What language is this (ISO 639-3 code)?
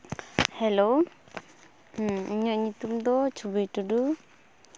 sat